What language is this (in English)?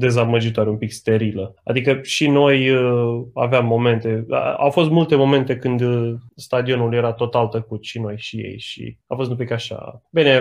Romanian